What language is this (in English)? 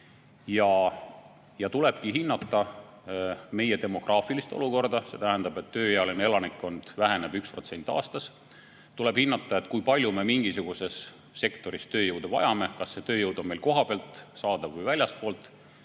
Estonian